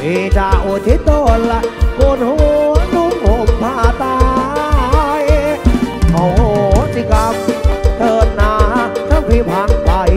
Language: Thai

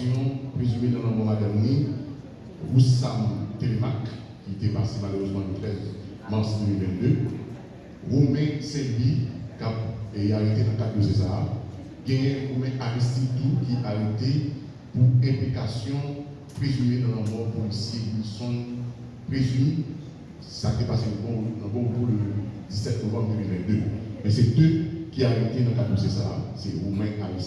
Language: French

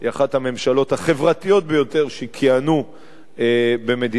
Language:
Hebrew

